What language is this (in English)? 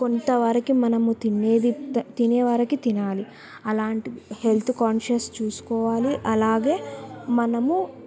Telugu